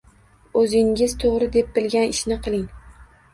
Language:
Uzbek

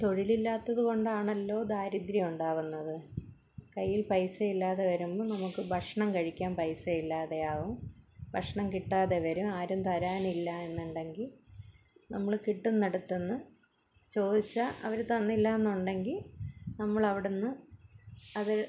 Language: Malayalam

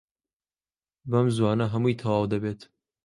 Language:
Central Kurdish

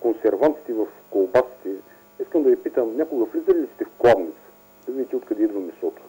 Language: Bulgarian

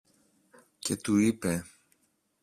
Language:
Greek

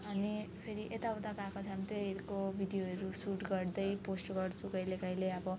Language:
Nepali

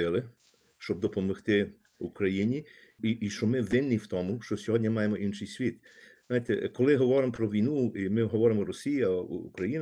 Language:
Ukrainian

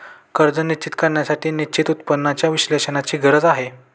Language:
Marathi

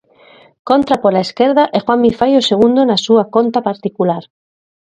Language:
Galician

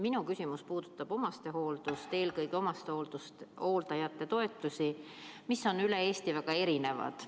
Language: Estonian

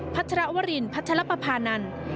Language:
Thai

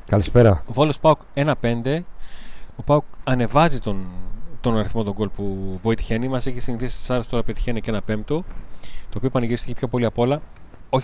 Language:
Greek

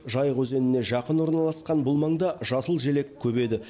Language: Kazakh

